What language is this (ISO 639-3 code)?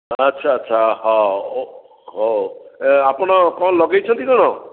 ori